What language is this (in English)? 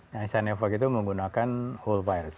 Indonesian